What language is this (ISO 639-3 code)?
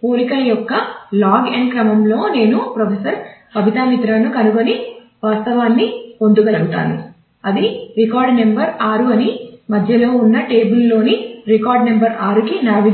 tel